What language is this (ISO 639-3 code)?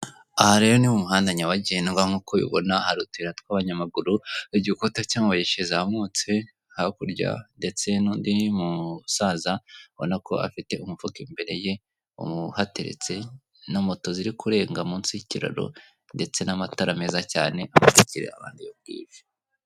kin